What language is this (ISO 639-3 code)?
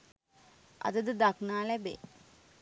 sin